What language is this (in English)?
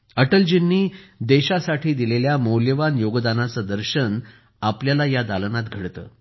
Marathi